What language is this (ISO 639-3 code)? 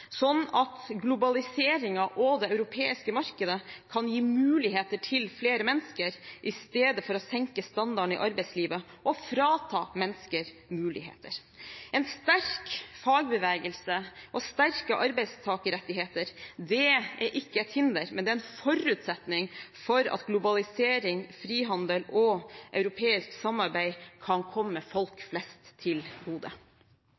nob